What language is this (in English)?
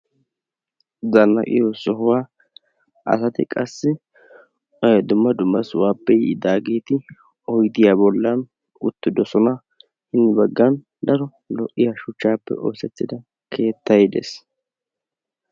Wolaytta